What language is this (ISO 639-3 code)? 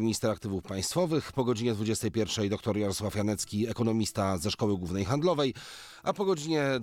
pol